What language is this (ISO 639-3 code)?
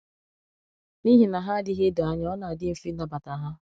ibo